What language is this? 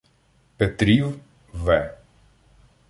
Ukrainian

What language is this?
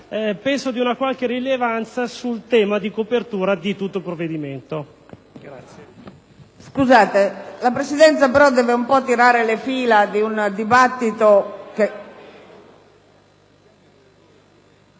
Italian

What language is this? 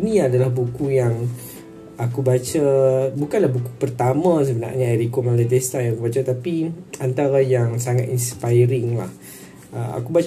Malay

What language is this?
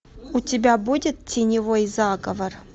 Russian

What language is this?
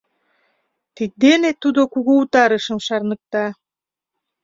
Mari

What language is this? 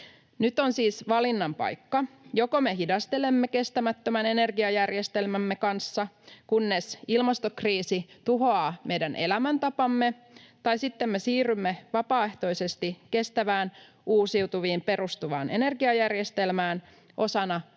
Finnish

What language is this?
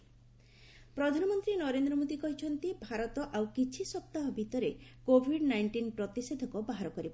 Odia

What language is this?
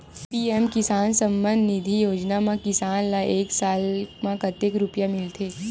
Chhattisgarhi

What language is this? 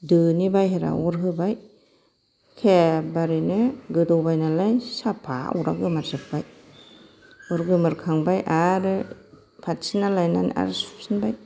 Bodo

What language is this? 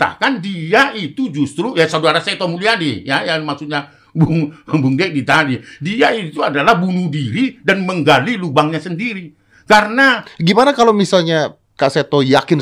Indonesian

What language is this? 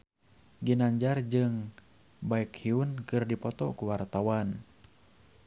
Sundanese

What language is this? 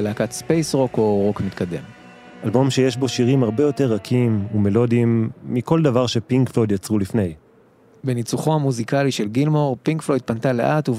Hebrew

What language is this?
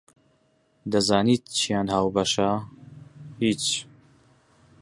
Central Kurdish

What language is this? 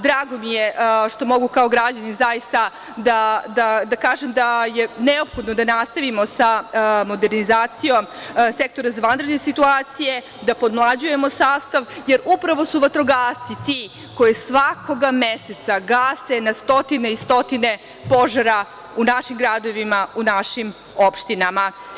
Serbian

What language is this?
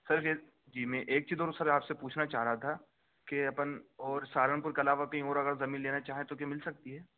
Urdu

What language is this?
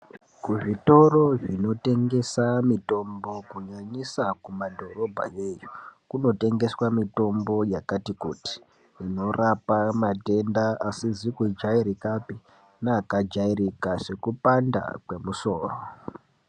Ndau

